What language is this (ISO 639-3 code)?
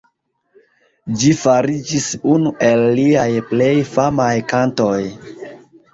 epo